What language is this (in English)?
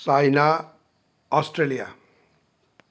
Assamese